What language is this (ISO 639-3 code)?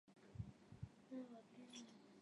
zho